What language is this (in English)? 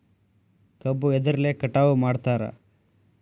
Kannada